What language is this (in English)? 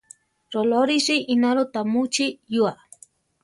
Central Tarahumara